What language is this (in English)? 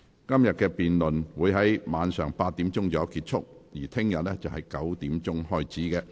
Cantonese